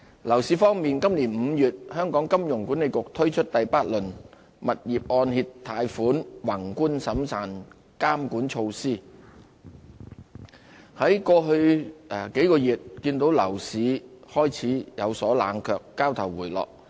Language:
Cantonese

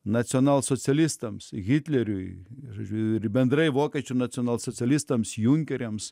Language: Lithuanian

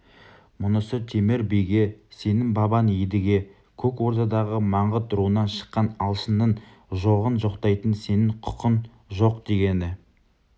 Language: Kazakh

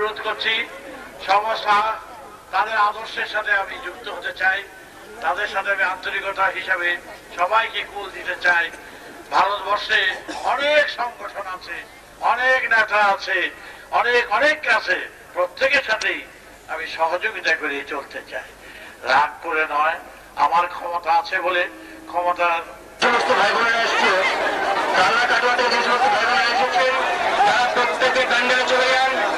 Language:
Turkish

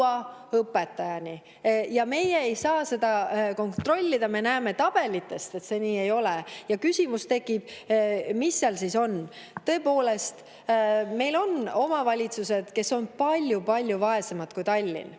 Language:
Estonian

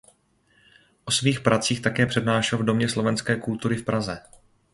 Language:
Czech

